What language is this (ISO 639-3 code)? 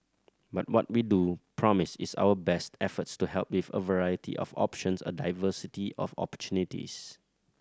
eng